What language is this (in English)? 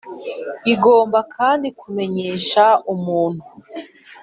Kinyarwanda